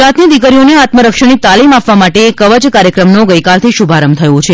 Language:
Gujarati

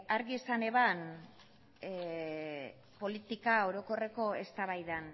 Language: Basque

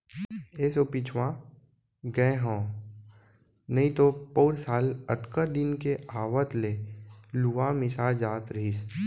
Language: Chhattisgarhi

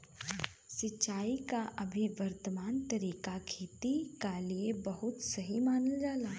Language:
Bhojpuri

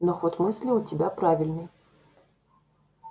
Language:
Russian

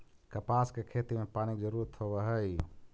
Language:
Magahi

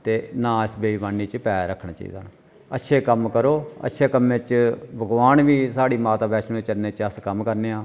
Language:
Dogri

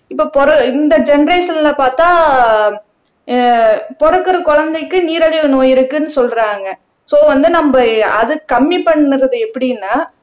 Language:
Tamil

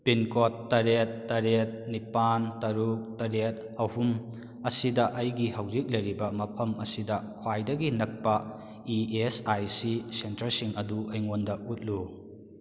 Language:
Manipuri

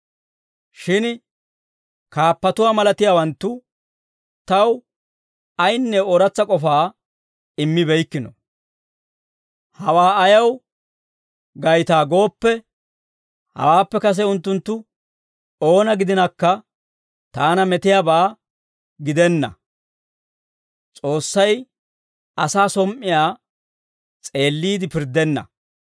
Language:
Dawro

